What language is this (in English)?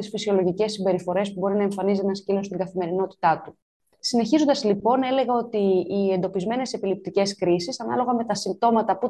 Greek